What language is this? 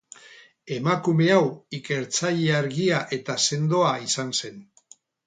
Basque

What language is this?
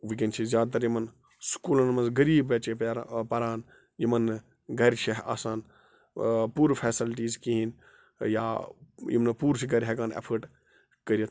Kashmiri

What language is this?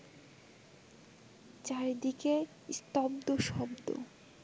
Bangla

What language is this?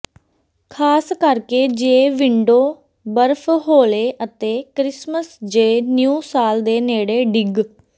Punjabi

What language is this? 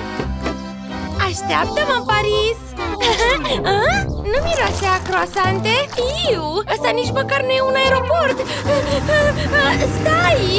Romanian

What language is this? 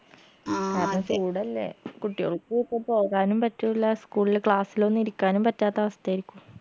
Malayalam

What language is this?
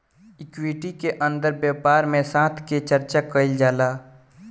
Bhojpuri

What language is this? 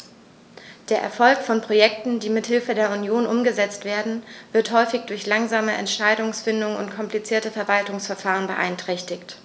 German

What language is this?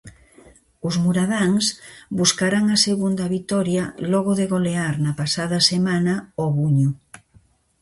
Galician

